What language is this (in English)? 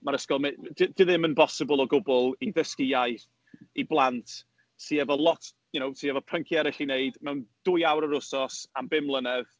Welsh